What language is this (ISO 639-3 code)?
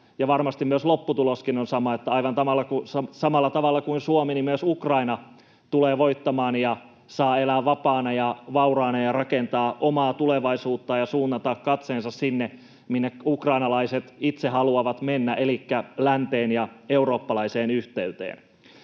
fin